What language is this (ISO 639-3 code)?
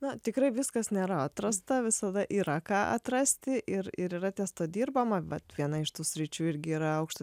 lit